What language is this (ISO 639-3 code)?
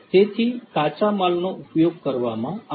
guj